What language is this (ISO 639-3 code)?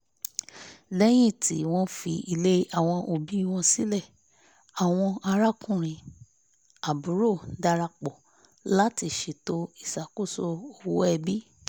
yor